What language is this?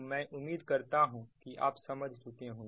Hindi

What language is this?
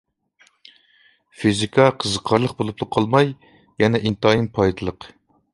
Uyghur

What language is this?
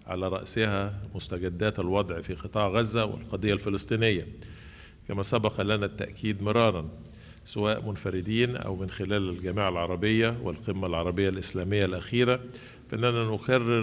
Arabic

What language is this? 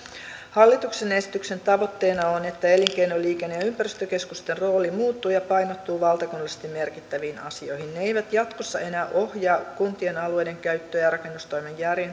Finnish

